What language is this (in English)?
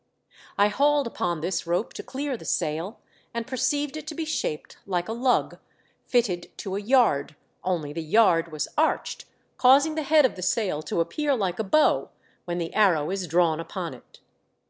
English